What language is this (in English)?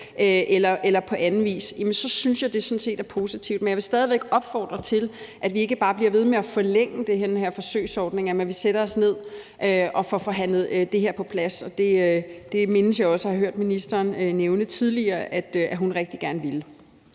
Danish